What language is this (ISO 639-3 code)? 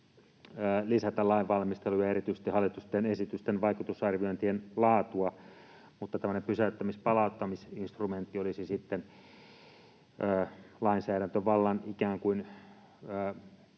fin